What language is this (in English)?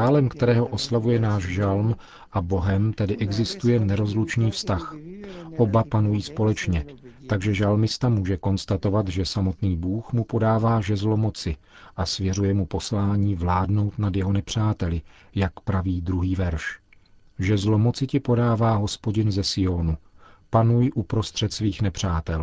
Czech